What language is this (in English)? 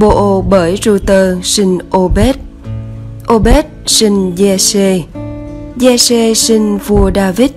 Vietnamese